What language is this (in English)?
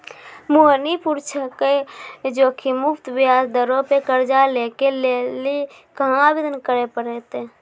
Maithili